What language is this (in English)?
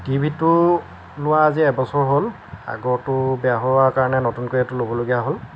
Assamese